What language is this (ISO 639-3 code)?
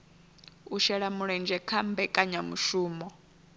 ven